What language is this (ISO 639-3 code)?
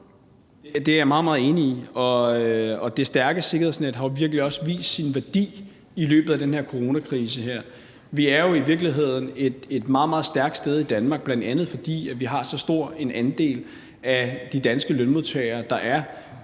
dan